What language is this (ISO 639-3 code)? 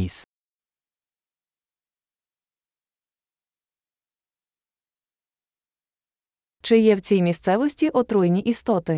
ukr